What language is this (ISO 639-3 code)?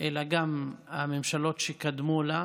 heb